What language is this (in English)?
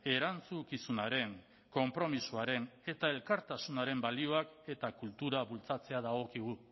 Basque